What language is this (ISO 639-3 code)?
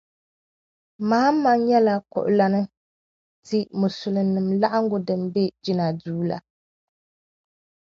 dag